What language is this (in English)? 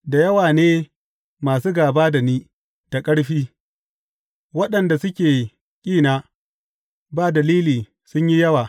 Hausa